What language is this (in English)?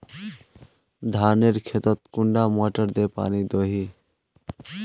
Magahi